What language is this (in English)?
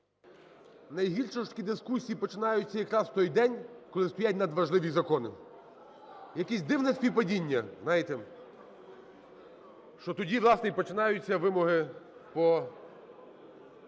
Ukrainian